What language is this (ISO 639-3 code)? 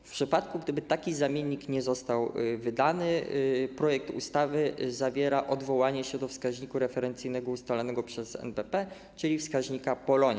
pol